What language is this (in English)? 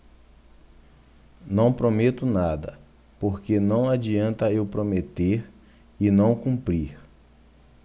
Portuguese